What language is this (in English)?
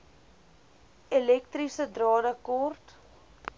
Afrikaans